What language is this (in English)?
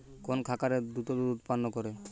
Bangla